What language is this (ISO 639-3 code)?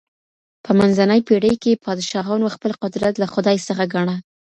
pus